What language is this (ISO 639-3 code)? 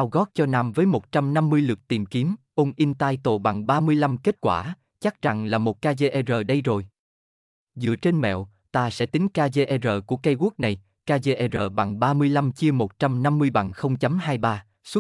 vie